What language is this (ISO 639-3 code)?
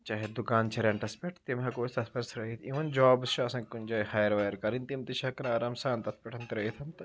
kas